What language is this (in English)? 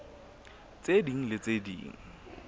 Southern Sotho